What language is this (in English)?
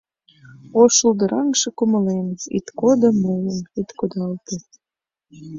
Mari